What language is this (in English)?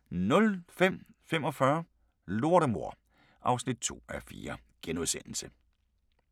Danish